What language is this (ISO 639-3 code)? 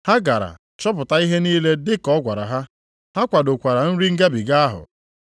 ibo